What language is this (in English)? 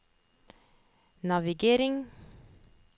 Norwegian